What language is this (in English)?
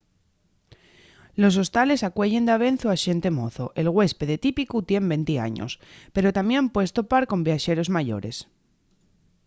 Asturian